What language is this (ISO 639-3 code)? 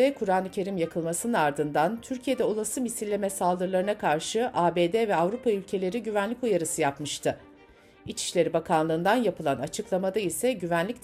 tur